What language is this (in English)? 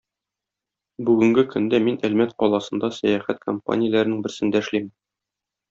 Tatar